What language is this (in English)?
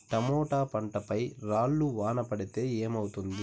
Telugu